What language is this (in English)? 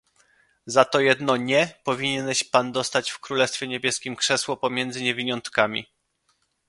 Polish